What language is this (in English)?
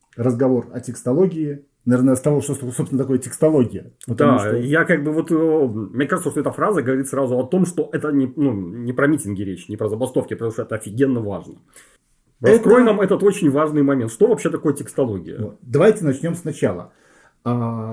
Russian